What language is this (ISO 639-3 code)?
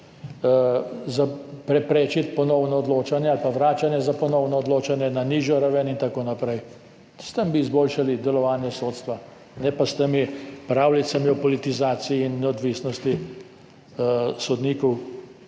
slv